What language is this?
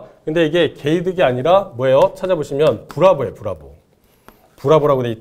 Korean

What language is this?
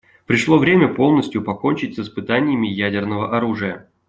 Russian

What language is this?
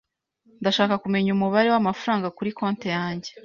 Kinyarwanda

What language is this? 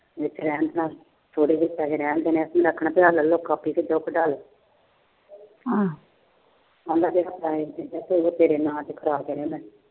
Punjabi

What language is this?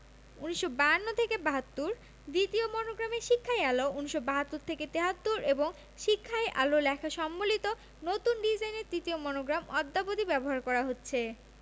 Bangla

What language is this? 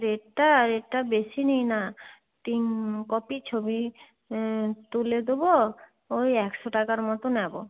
Bangla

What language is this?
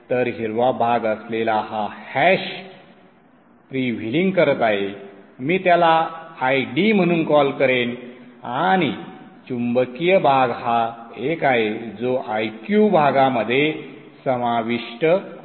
Marathi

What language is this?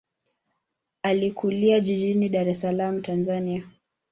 Swahili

